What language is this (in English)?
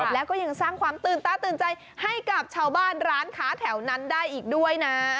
Thai